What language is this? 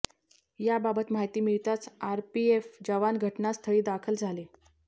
Marathi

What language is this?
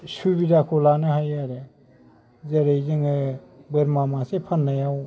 Bodo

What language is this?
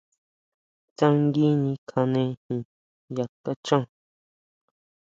Huautla Mazatec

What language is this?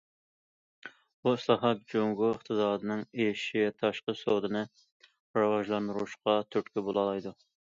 Uyghur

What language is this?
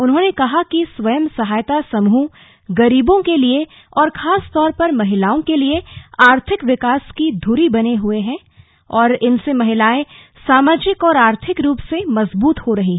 Hindi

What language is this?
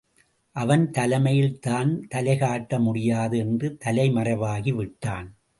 Tamil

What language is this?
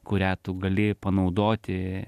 Lithuanian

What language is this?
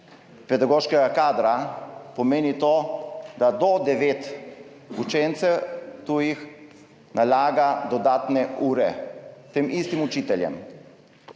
Slovenian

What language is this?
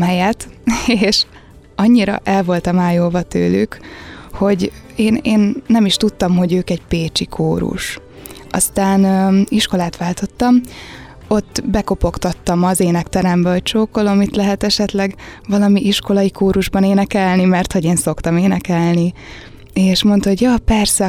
Hungarian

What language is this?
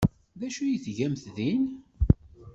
Kabyle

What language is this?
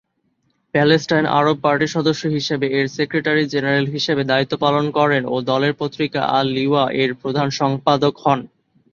Bangla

